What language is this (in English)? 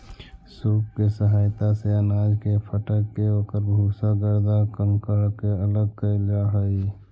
Magahi